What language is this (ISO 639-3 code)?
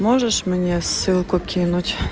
rus